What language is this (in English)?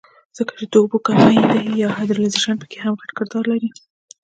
Pashto